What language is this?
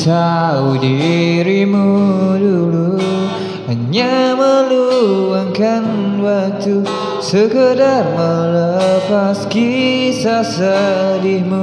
Indonesian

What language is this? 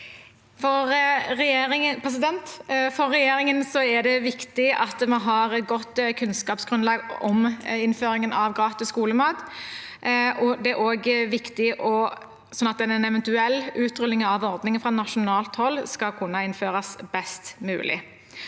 Norwegian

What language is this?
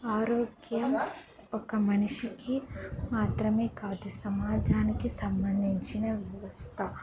Telugu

